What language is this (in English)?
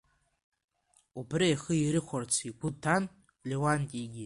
Abkhazian